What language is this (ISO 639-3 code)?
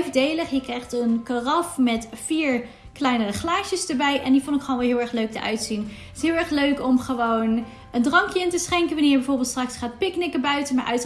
nld